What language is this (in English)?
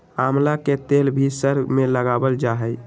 Magahi